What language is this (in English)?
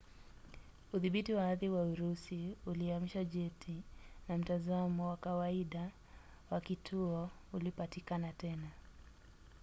Swahili